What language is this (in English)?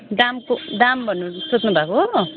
Nepali